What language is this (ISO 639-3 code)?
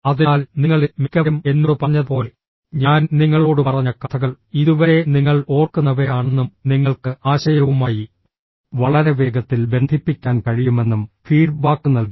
mal